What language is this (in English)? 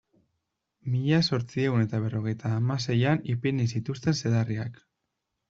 Basque